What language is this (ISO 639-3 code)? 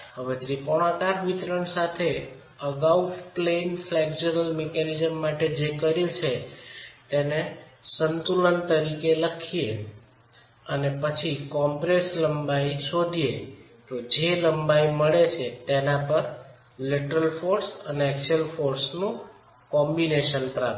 guj